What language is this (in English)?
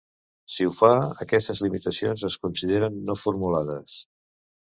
Catalan